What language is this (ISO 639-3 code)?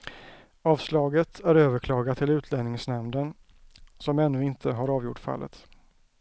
swe